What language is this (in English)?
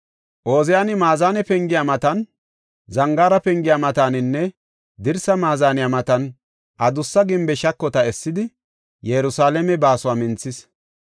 Gofa